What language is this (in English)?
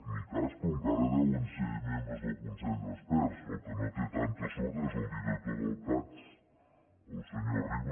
Catalan